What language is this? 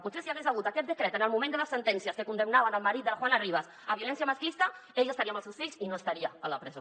Catalan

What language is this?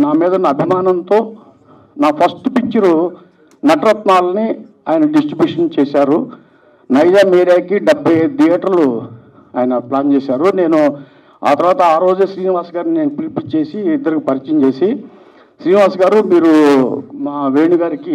Telugu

